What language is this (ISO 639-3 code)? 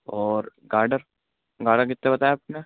urd